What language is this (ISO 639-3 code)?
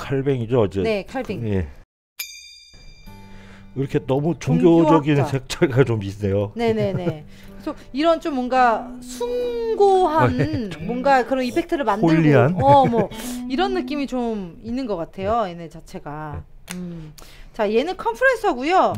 kor